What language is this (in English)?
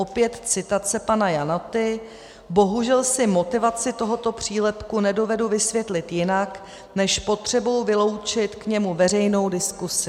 Czech